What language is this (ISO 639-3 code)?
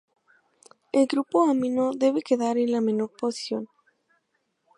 spa